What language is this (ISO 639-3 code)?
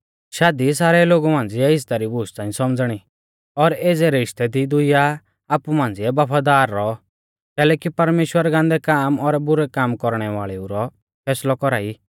bfz